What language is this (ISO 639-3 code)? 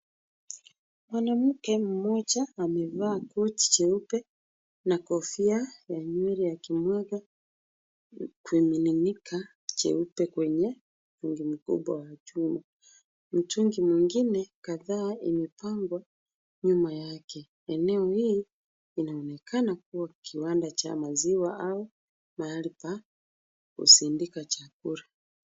swa